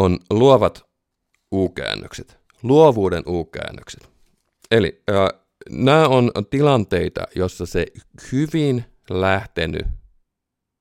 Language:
Finnish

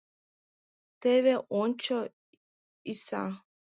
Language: Mari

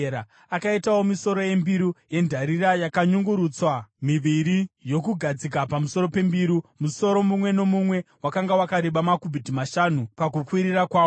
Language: Shona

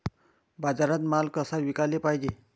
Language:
Marathi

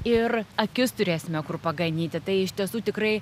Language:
Lithuanian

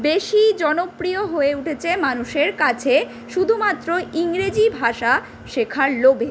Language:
Bangla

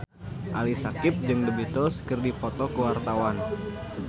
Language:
Sundanese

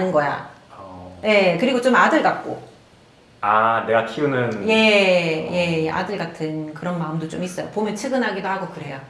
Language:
Korean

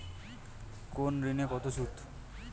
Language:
Bangla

